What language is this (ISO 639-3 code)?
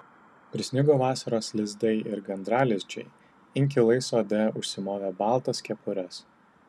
lit